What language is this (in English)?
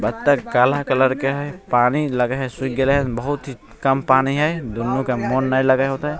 Maithili